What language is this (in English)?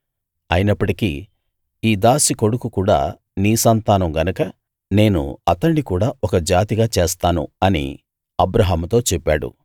Telugu